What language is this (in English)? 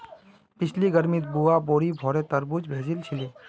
Magahi